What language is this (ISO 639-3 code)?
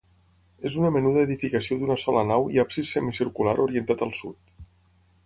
cat